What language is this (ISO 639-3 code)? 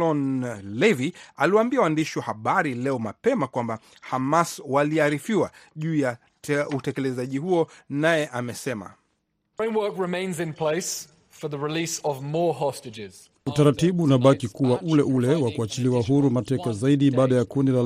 swa